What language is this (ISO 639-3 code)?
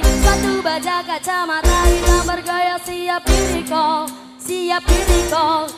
ind